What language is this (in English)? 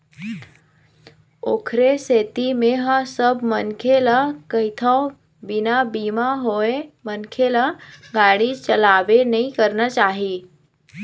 Chhattisgarhi